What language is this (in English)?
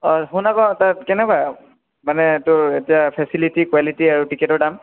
Assamese